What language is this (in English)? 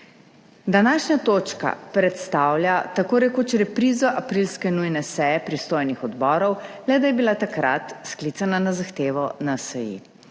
Slovenian